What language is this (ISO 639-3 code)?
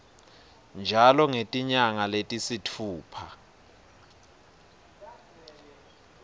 ssw